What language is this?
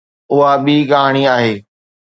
Sindhi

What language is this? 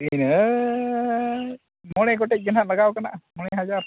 Santali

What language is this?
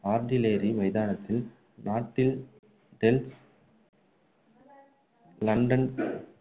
Tamil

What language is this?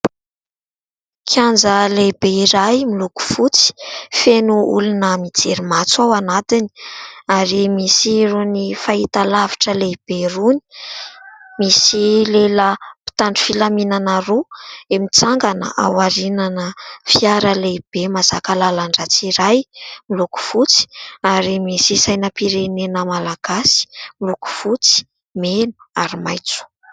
Malagasy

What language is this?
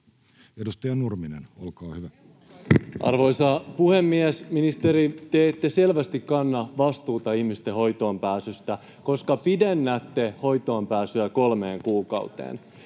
Finnish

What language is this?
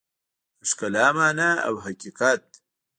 Pashto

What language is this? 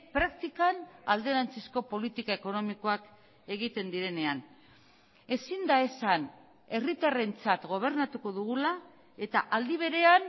Basque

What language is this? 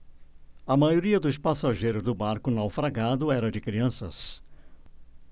Portuguese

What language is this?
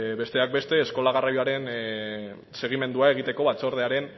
Basque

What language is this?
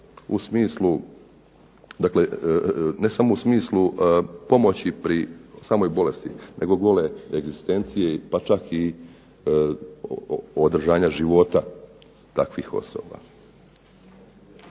Croatian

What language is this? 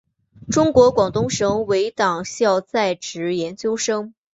Chinese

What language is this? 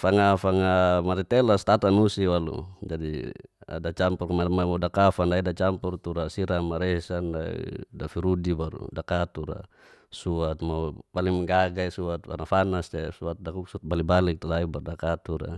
Geser-Gorom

